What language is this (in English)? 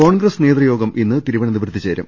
Malayalam